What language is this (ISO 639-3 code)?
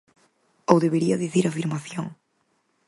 glg